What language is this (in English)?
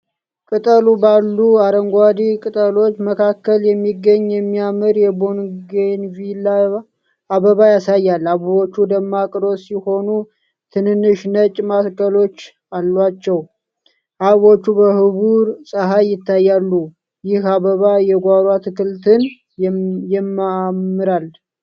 Amharic